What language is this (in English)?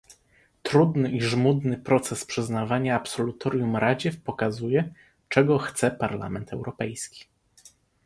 Polish